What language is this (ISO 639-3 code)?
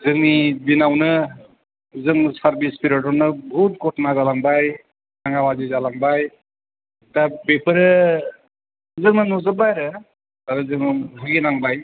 brx